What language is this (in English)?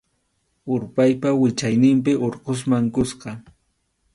Arequipa-La Unión Quechua